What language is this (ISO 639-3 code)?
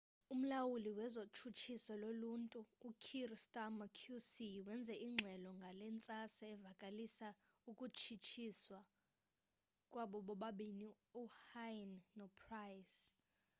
xho